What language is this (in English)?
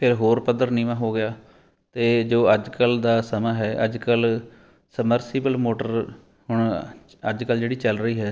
Punjabi